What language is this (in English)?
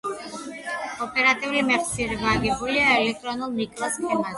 Georgian